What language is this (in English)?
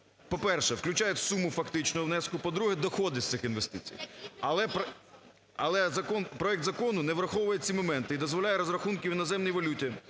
Ukrainian